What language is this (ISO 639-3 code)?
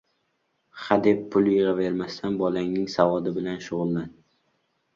uzb